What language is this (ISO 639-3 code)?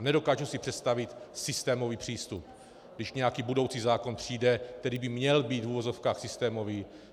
ces